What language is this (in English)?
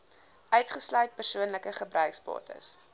Afrikaans